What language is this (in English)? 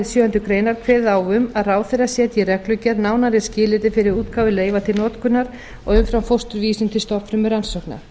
Icelandic